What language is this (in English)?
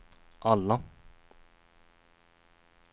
Swedish